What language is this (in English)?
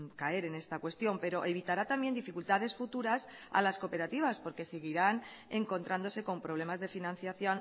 Spanish